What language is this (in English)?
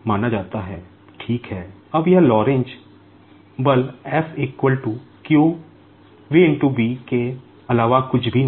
Hindi